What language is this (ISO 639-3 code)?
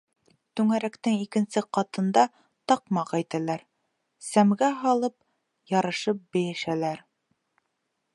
bak